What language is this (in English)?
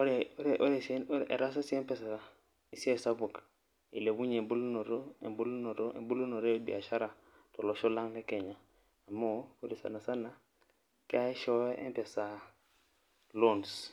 Masai